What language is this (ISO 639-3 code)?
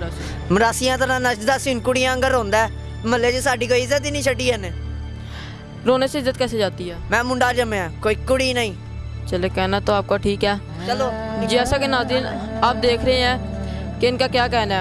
urd